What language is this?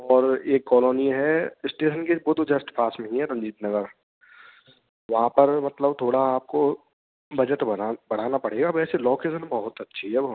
Hindi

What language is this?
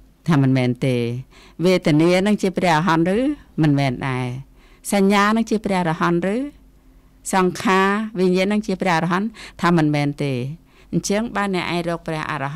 Thai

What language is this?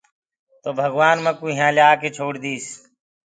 Gurgula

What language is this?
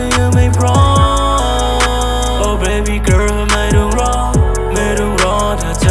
Thai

